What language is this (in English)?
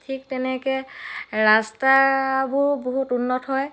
Assamese